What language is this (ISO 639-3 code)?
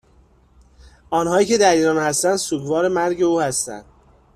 fas